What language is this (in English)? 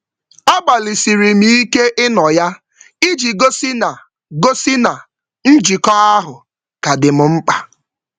Igbo